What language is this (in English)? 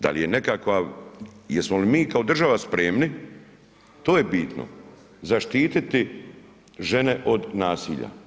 Croatian